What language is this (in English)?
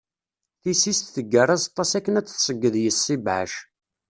Kabyle